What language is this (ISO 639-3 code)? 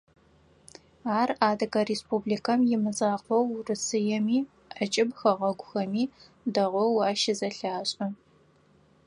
ady